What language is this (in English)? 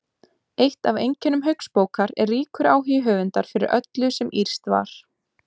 Icelandic